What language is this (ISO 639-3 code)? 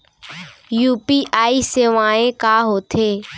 hne